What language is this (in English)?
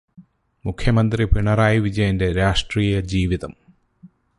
Malayalam